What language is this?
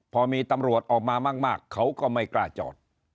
Thai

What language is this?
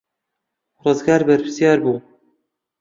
Central Kurdish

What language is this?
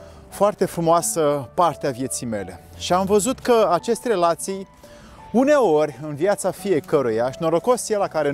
Romanian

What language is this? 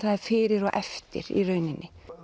Icelandic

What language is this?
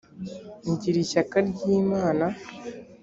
Kinyarwanda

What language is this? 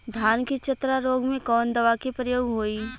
Bhojpuri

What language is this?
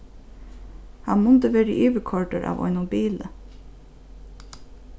Faroese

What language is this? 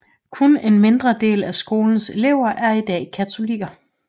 Danish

